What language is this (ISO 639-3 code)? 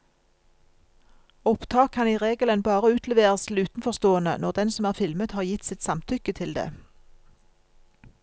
nor